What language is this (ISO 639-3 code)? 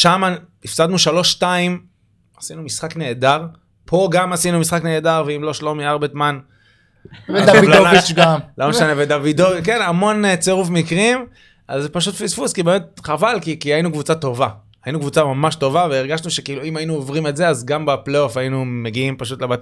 heb